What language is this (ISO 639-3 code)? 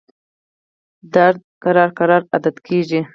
pus